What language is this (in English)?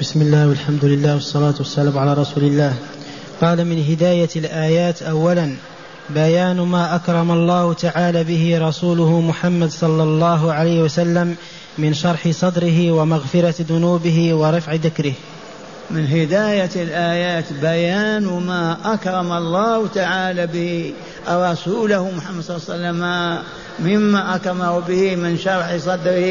Arabic